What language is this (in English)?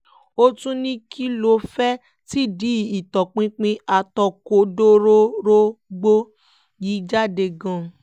Yoruba